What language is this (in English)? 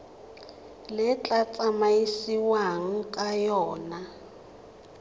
Tswana